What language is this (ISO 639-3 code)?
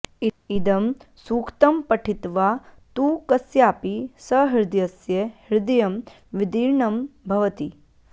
san